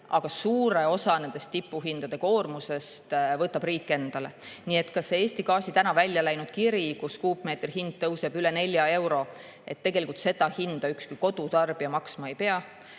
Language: Estonian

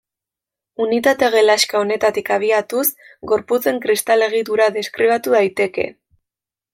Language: Basque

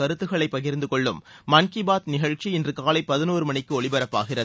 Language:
Tamil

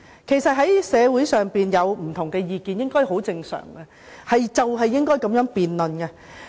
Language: Cantonese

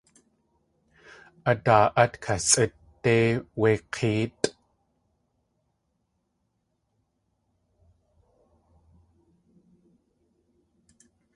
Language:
Tlingit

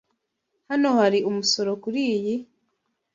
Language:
Kinyarwanda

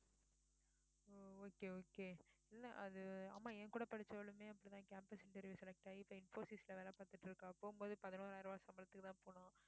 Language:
Tamil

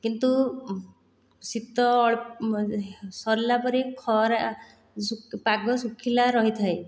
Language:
Odia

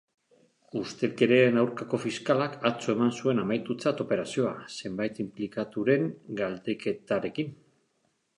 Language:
Basque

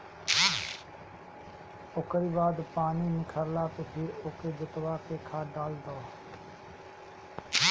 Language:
Bhojpuri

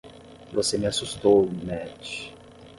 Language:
Portuguese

